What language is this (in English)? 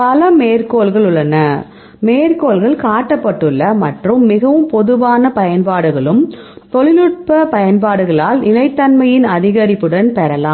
Tamil